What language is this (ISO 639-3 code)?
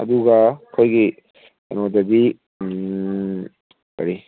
mni